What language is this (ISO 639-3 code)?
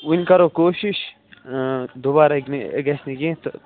kas